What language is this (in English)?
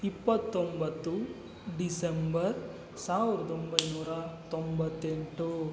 Kannada